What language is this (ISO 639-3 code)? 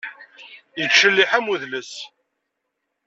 kab